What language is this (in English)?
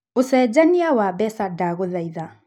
Kikuyu